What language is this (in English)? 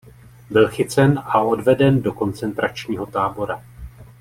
Czech